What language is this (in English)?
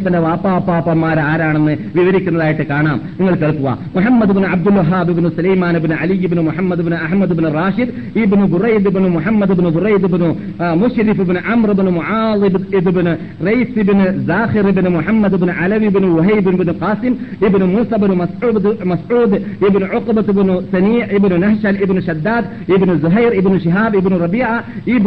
Malayalam